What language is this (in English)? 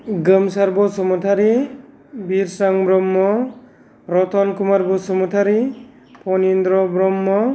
Bodo